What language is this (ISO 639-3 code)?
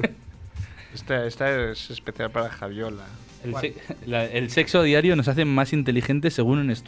spa